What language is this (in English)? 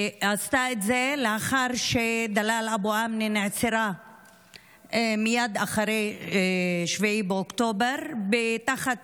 Hebrew